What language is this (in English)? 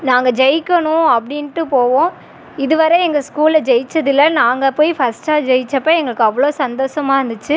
Tamil